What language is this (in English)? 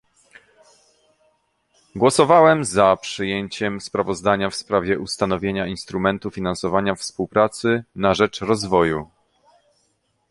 Polish